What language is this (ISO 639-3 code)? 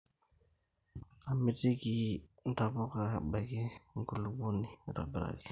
mas